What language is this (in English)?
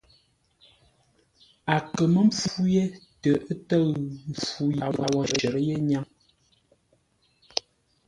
Ngombale